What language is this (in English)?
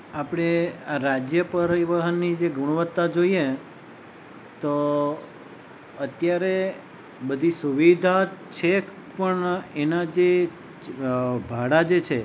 Gujarati